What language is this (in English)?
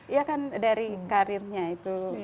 Indonesian